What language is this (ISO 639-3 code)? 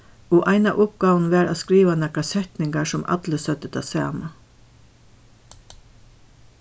fao